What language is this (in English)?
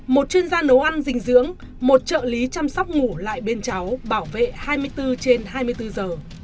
Vietnamese